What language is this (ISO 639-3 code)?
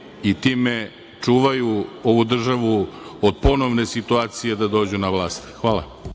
srp